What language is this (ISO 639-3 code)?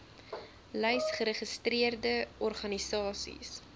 afr